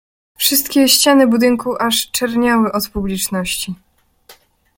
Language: Polish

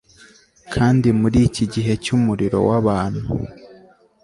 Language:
Kinyarwanda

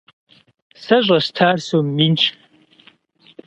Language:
Kabardian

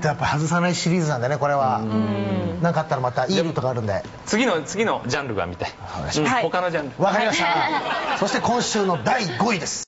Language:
Japanese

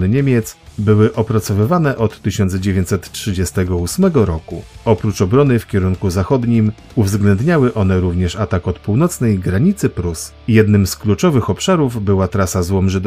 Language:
Polish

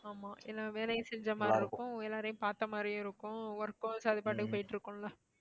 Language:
Tamil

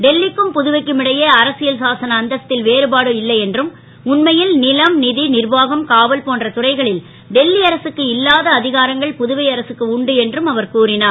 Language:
Tamil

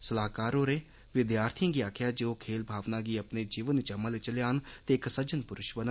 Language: Dogri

